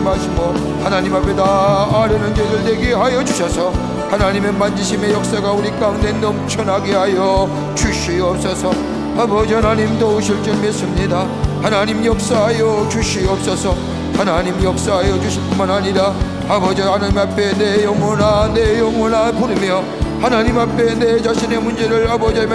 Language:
Korean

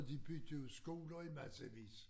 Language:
Danish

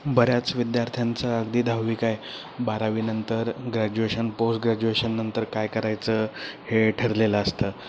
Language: Marathi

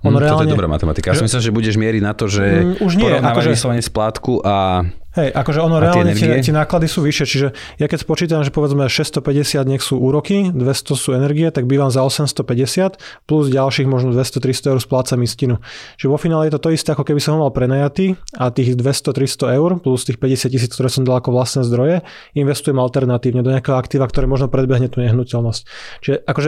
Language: Slovak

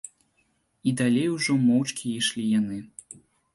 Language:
Belarusian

